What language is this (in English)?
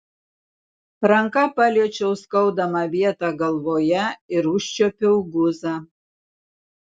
Lithuanian